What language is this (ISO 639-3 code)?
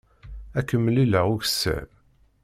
kab